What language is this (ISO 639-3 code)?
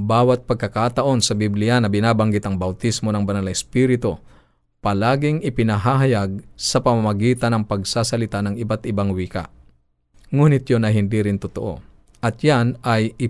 fil